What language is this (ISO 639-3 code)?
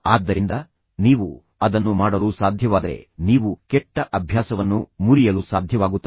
kan